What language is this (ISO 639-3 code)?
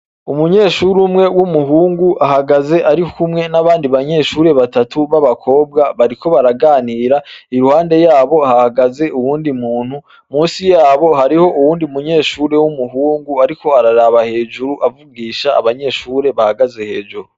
run